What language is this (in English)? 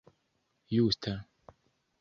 Esperanto